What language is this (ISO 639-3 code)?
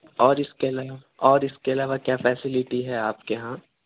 urd